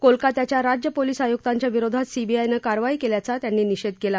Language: Marathi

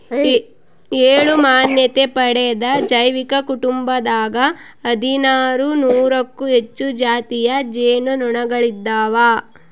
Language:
Kannada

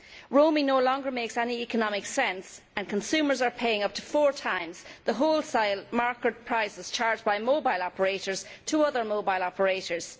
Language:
English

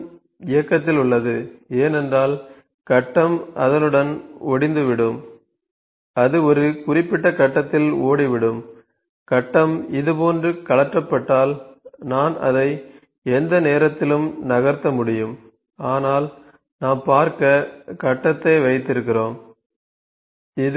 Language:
Tamil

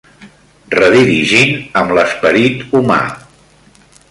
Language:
Catalan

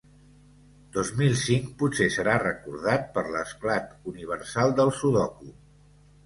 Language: Catalan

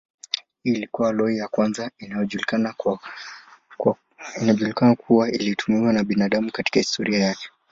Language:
Swahili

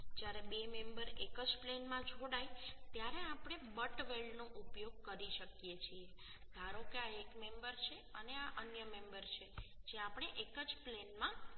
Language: Gujarati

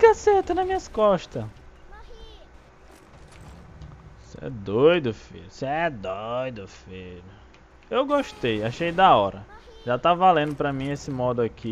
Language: Portuguese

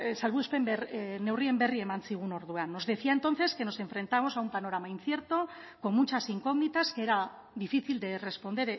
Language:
Spanish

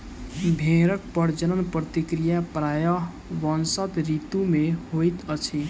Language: Maithili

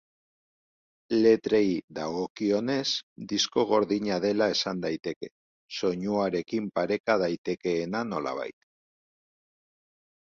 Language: Basque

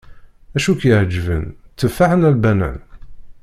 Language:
Kabyle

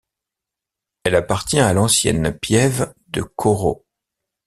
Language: French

